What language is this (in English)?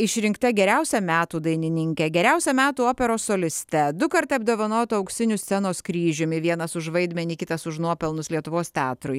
Lithuanian